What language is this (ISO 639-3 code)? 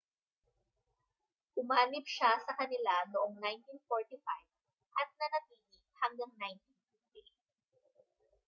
fil